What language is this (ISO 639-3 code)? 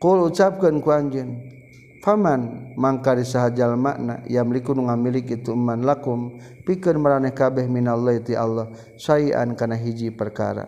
msa